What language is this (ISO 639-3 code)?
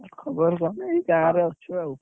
ori